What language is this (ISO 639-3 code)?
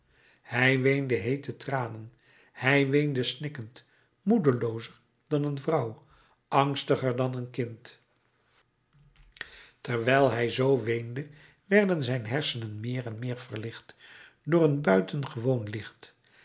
nld